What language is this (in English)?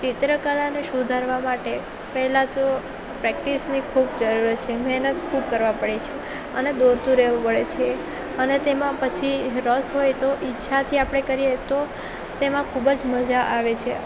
Gujarati